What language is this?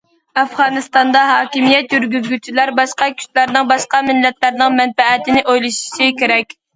Uyghur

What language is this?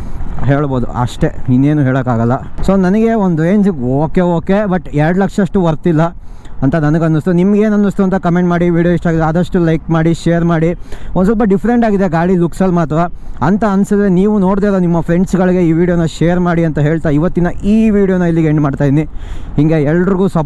Kannada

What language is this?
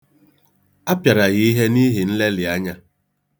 Igbo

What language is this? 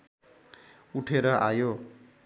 Nepali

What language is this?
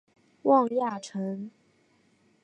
Chinese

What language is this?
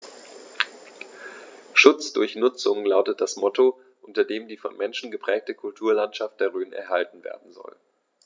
German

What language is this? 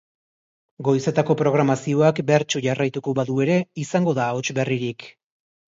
Basque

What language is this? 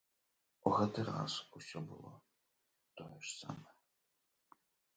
Belarusian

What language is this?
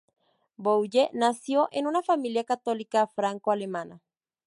Spanish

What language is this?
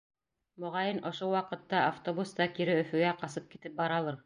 Bashkir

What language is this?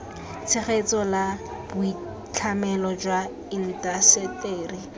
Tswana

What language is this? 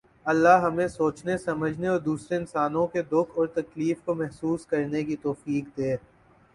Urdu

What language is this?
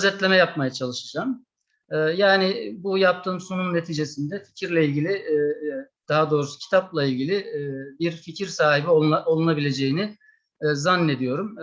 Turkish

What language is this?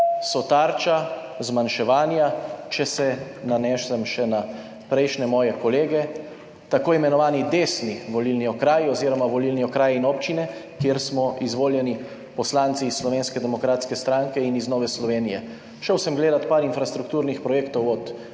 Slovenian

